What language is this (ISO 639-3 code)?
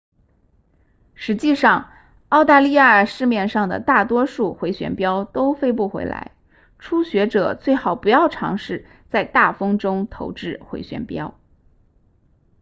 zho